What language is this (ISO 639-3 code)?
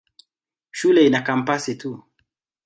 swa